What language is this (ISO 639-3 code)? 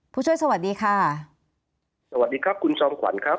tha